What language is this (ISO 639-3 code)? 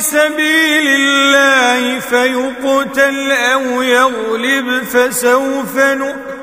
ara